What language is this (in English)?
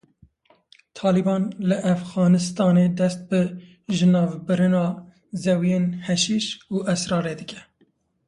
Kurdish